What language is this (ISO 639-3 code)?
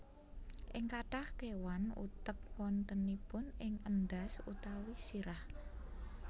jav